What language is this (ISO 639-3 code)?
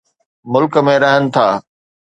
snd